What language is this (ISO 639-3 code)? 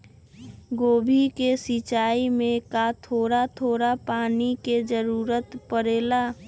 mag